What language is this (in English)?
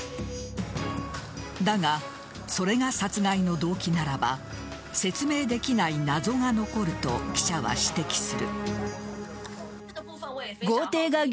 Japanese